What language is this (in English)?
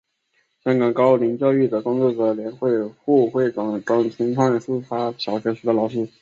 Chinese